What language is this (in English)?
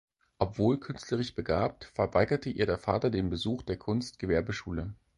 German